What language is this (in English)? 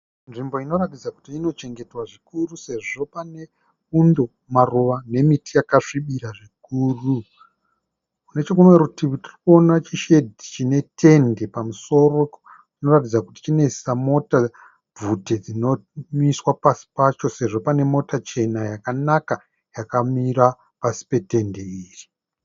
Shona